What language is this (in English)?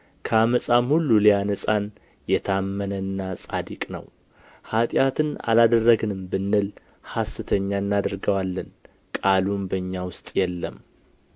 Amharic